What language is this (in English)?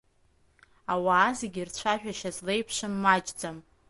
Abkhazian